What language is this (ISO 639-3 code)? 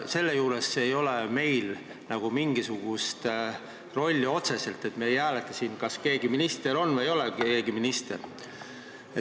est